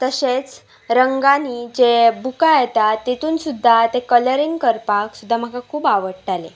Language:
Konkani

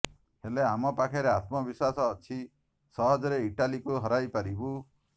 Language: Odia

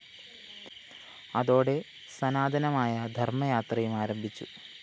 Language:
Malayalam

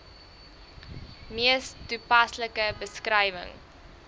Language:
Afrikaans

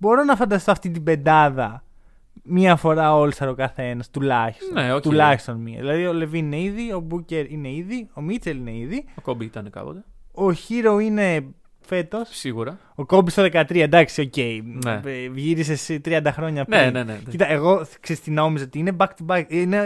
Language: Greek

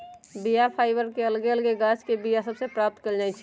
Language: Magahi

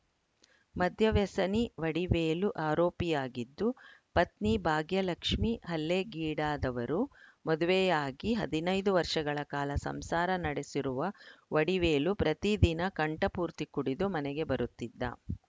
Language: Kannada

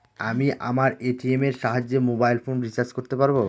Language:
Bangla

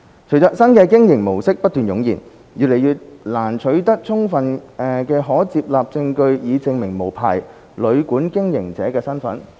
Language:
Cantonese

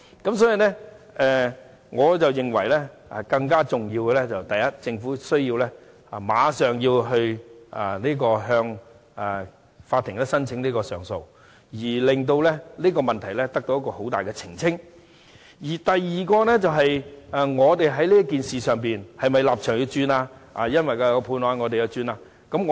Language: Cantonese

